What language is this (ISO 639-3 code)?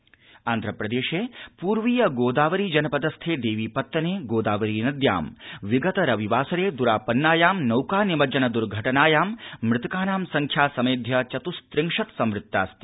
san